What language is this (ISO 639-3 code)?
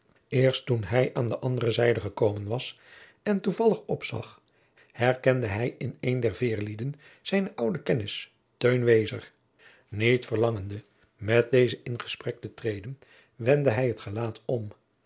nld